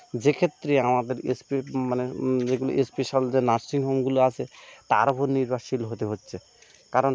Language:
Bangla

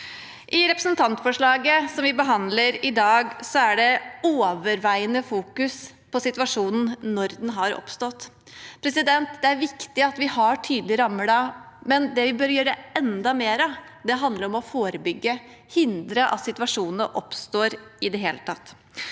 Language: Norwegian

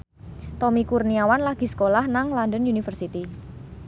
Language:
Javanese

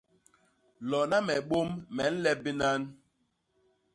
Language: Basaa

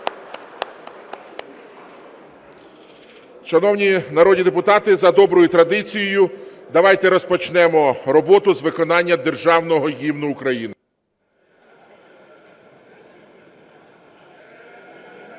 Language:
Ukrainian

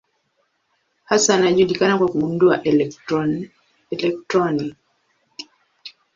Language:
Swahili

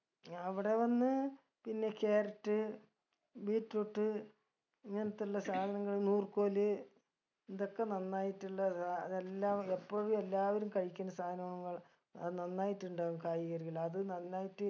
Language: Malayalam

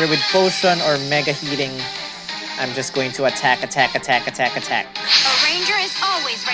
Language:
English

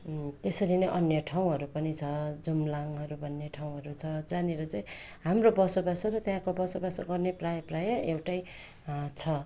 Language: Nepali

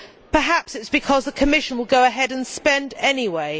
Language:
English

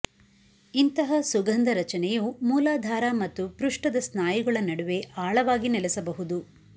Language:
Kannada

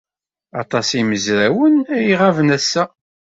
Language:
Kabyle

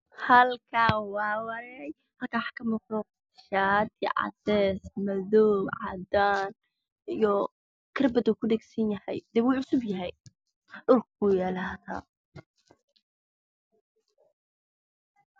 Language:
Somali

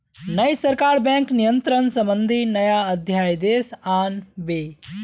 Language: Magahi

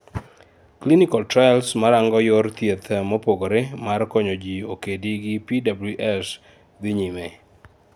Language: Luo (Kenya and Tanzania)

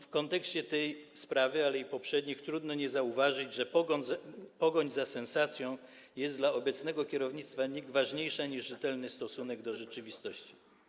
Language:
Polish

